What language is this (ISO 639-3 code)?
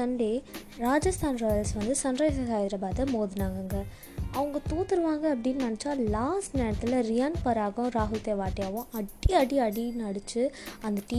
tam